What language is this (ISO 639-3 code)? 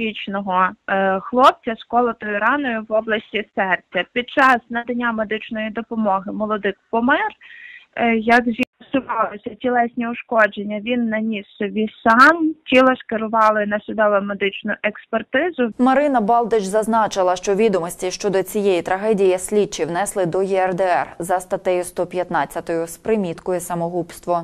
ukr